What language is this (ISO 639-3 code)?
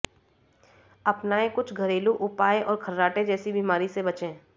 hin